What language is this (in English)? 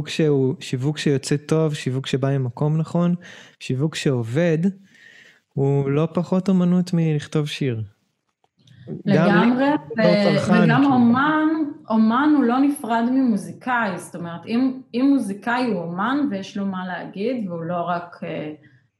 Hebrew